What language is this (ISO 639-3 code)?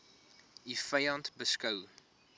afr